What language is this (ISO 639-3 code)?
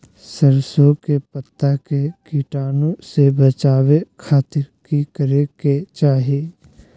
mag